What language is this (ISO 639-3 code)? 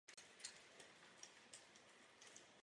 ces